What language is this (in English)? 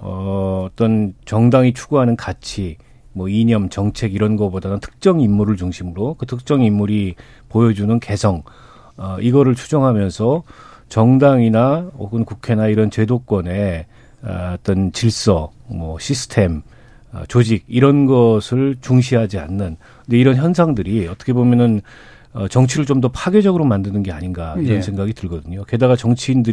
Korean